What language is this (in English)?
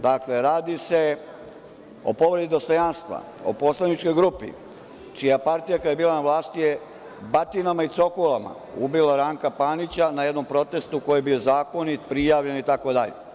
Serbian